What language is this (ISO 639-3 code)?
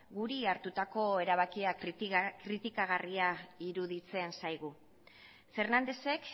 eus